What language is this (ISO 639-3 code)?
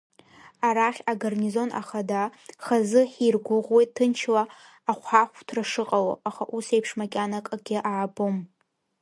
abk